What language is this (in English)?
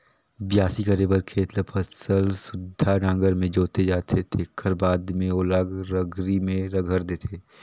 Chhattisgarhi